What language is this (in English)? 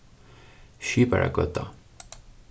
Faroese